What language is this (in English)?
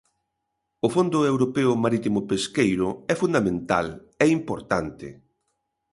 Galician